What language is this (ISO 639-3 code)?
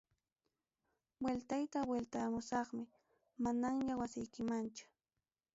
quy